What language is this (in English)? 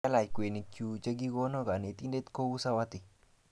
Kalenjin